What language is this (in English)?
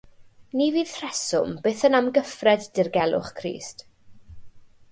Welsh